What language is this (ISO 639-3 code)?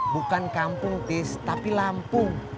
ind